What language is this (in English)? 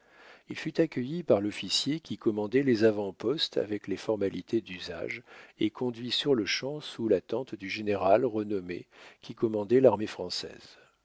French